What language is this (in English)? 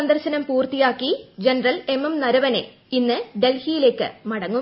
Malayalam